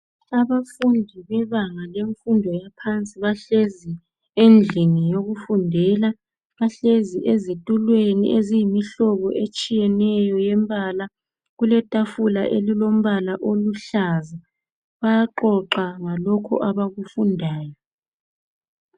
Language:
North Ndebele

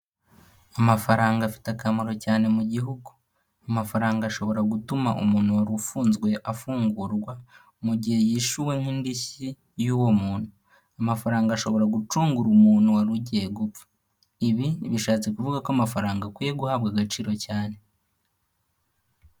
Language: Kinyarwanda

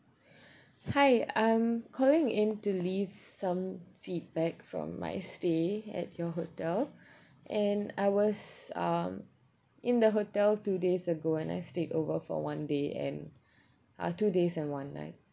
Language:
English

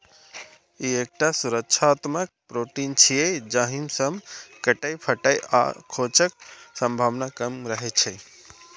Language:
Maithili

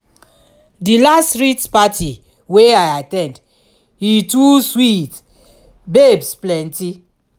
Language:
Nigerian Pidgin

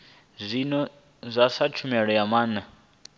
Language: Venda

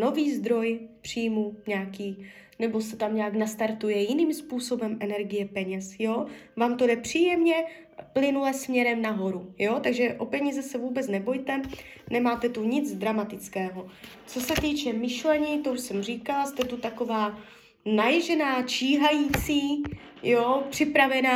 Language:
Czech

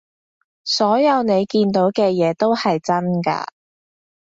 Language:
Cantonese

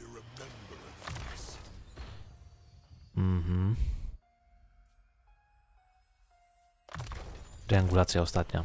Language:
Polish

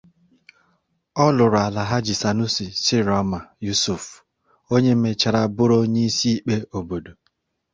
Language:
Igbo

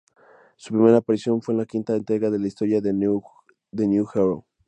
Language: Spanish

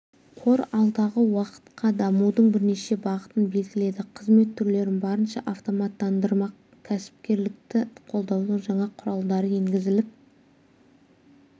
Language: Kazakh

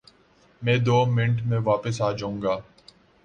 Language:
Urdu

